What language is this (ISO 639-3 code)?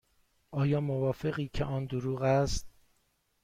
fas